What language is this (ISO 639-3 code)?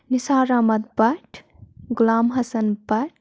kas